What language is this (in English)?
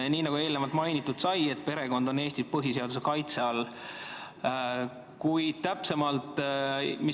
Estonian